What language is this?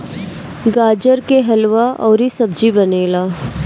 Bhojpuri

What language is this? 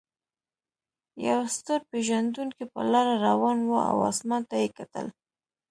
Pashto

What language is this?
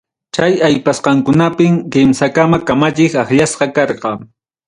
Ayacucho Quechua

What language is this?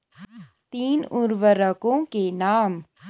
Hindi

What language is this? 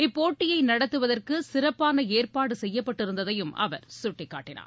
Tamil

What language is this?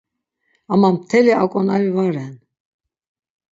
Laz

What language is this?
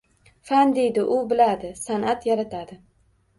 Uzbek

